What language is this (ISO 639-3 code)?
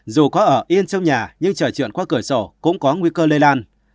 vie